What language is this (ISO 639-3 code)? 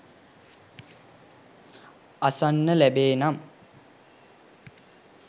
sin